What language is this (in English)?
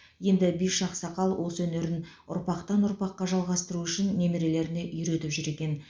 Kazakh